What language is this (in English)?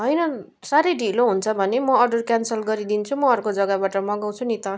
Nepali